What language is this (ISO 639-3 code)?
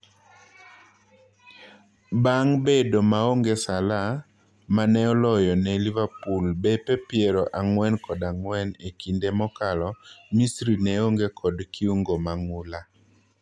luo